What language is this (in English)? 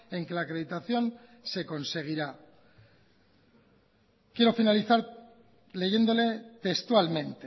Spanish